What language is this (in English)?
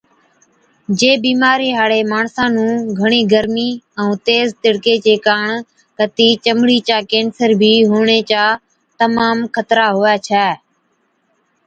Od